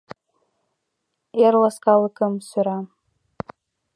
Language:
Mari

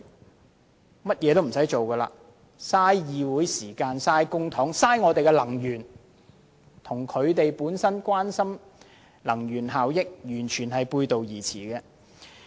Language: Cantonese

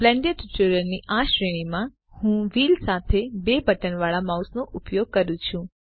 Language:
Gujarati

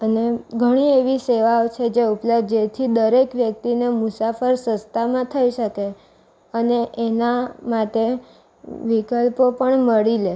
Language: Gujarati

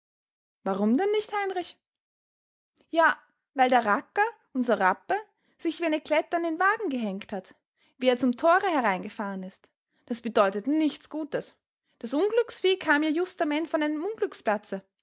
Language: German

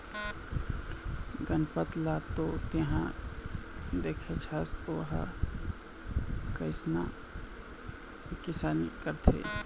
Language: Chhattisgarhi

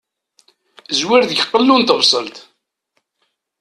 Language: Kabyle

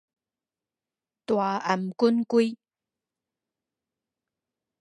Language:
Min Nan Chinese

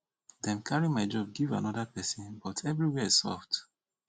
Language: Nigerian Pidgin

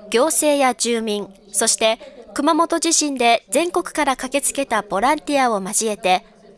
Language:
Japanese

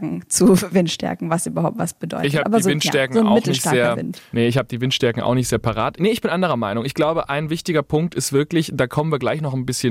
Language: German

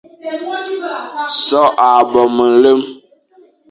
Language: Fang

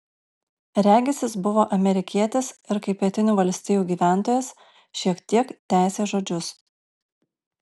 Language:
Lithuanian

